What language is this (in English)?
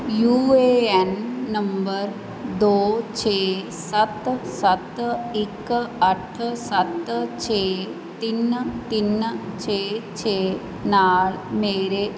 Punjabi